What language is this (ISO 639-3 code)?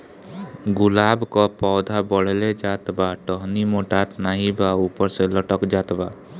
bho